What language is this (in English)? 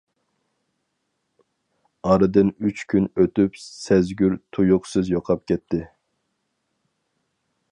Uyghur